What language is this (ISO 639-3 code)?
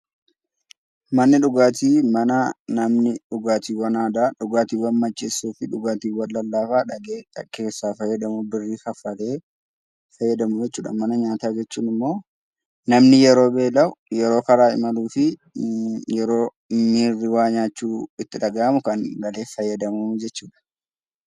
orm